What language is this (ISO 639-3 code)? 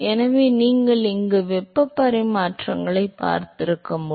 tam